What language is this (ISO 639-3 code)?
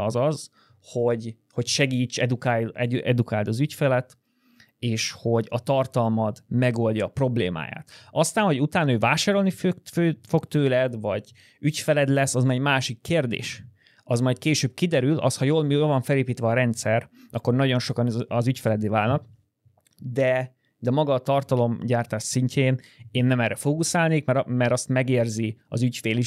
hun